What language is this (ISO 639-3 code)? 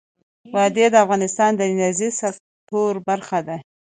pus